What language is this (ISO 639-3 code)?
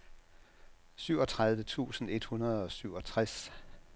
dan